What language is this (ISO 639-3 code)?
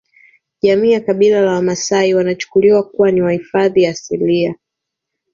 swa